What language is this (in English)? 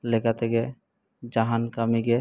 Santali